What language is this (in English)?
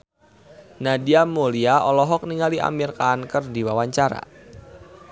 Sundanese